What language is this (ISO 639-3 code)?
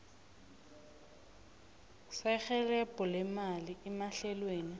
nbl